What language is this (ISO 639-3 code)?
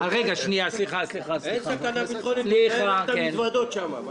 heb